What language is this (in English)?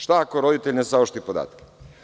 Serbian